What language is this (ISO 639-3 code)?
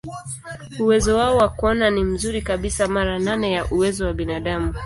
swa